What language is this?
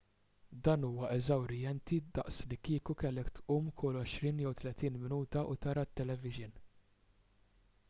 Maltese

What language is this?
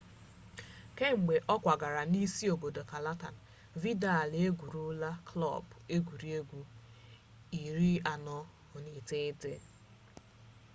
Igbo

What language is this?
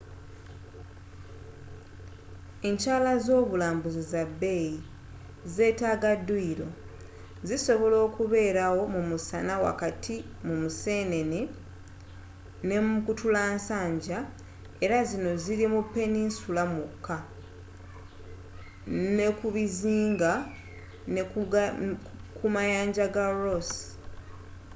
Ganda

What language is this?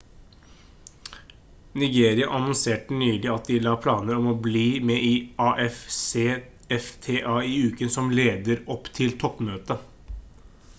Norwegian Bokmål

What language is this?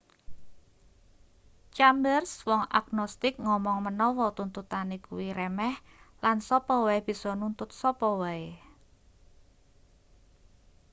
Javanese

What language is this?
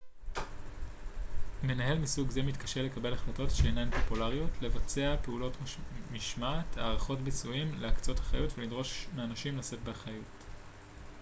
Hebrew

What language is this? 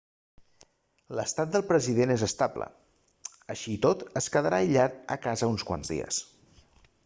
Catalan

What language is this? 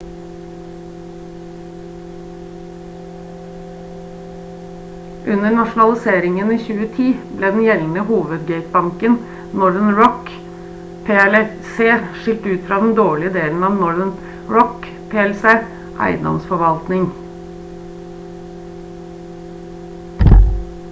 Norwegian Bokmål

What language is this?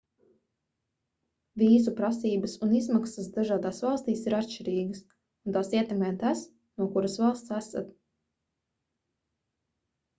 Latvian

